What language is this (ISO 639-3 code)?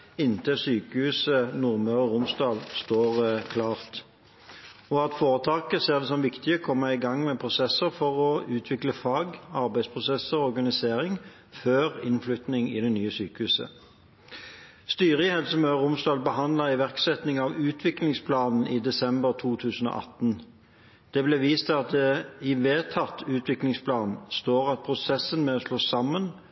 nob